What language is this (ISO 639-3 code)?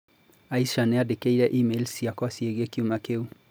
kik